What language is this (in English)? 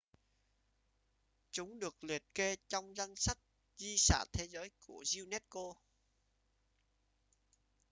Vietnamese